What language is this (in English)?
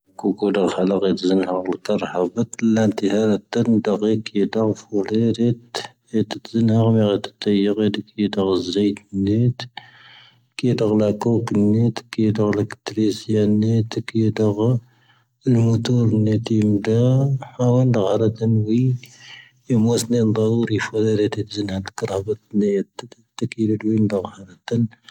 Tahaggart Tamahaq